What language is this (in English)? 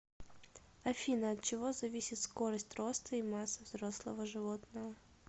Russian